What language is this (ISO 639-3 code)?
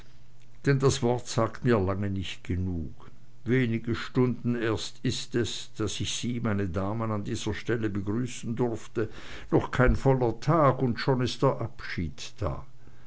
deu